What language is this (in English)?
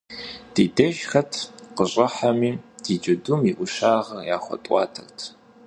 Kabardian